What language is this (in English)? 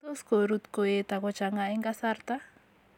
Kalenjin